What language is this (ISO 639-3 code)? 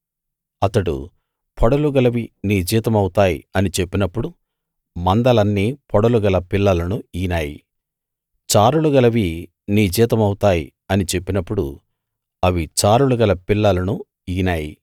tel